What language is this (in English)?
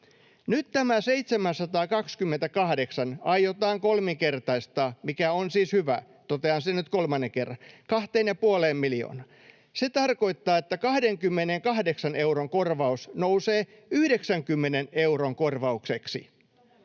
Finnish